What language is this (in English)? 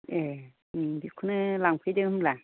Bodo